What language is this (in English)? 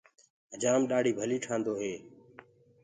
Gurgula